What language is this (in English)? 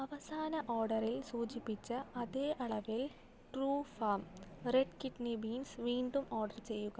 Malayalam